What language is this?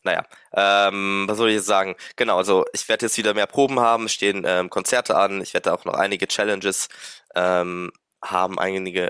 German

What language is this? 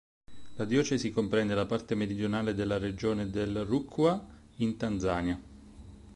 Italian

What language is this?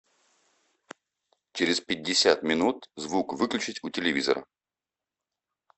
Russian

